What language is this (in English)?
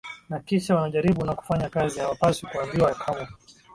Swahili